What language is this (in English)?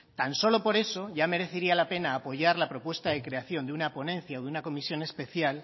Spanish